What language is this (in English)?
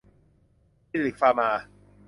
Thai